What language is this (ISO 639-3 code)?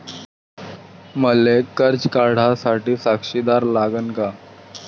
mar